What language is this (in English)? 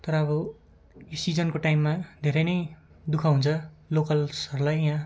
Nepali